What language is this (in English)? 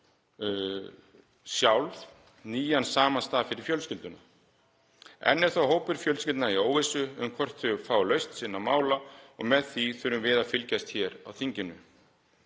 Icelandic